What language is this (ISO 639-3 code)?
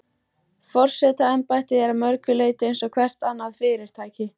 isl